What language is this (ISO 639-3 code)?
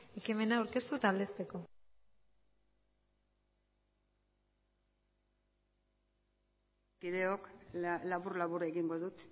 eus